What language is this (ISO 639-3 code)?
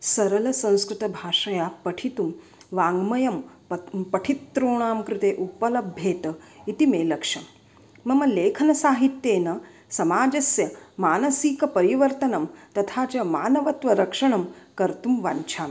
san